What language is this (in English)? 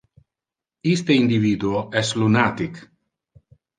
Interlingua